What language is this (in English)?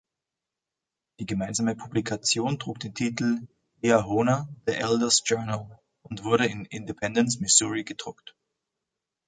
German